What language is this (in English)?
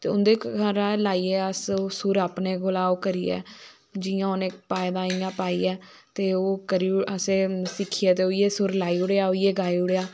Dogri